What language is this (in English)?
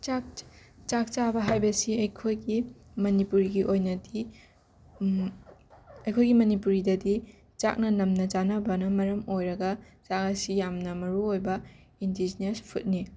Manipuri